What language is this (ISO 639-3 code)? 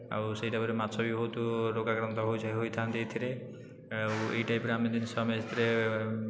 ori